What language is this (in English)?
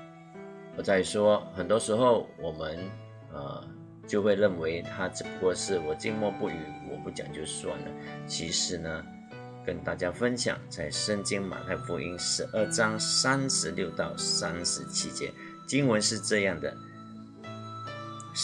Chinese